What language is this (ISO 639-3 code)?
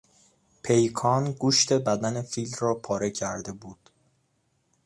fas